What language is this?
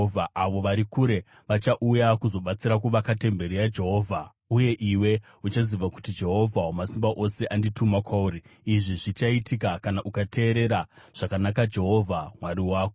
Shona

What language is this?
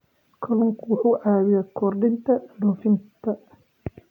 Somali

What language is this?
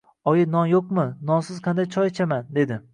Uzbek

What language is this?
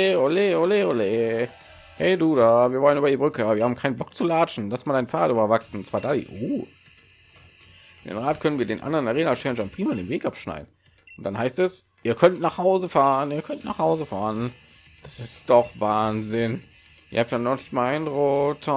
German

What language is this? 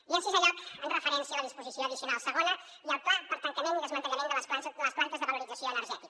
Catalan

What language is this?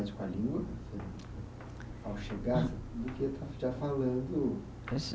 Portuguese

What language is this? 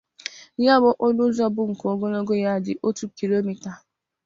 Igbo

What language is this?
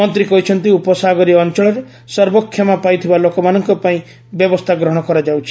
Odia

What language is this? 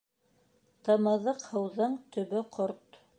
Bashkir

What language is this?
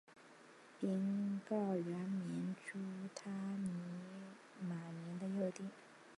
Chinese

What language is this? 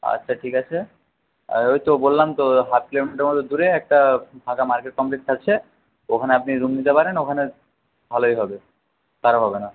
Bangla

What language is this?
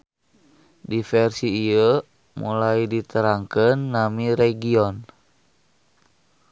Sundanese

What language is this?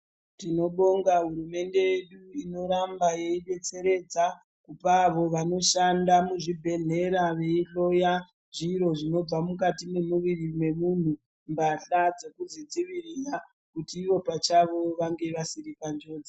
Ndau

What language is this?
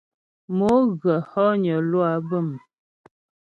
Ghomala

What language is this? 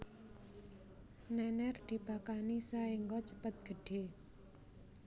Javanese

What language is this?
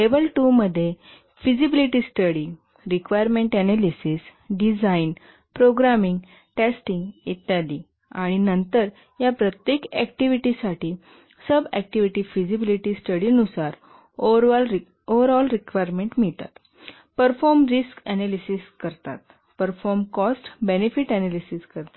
Marathi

